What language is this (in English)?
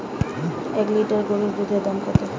Bangla